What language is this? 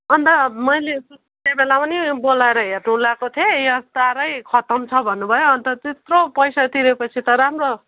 Nepali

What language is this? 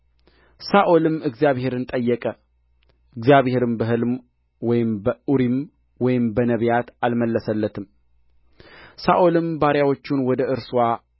Amharic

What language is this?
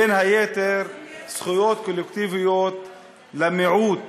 Hebrew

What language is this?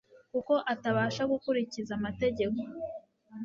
Kinyarwanda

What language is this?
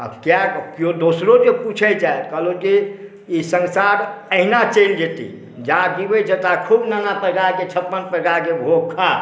Maithili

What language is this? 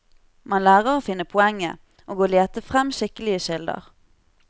Norwegian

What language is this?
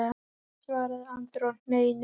Icelandic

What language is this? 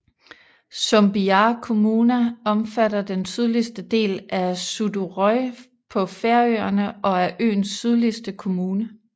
Danish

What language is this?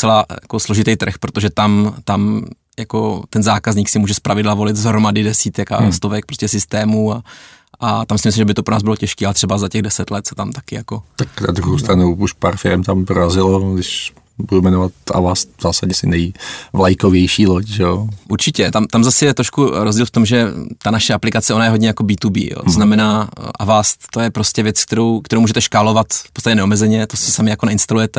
Czech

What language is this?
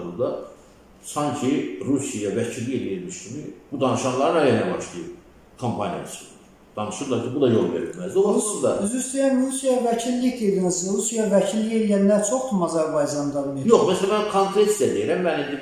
Turkish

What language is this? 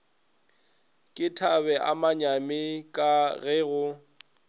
Northern Sotho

